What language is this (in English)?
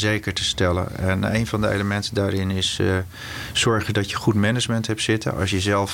Dutch